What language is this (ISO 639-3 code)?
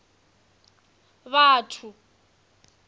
ven